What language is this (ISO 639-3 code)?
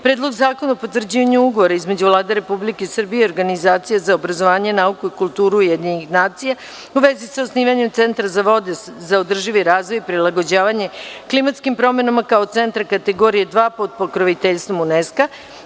srp